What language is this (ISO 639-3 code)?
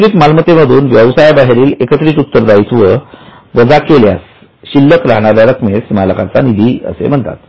mar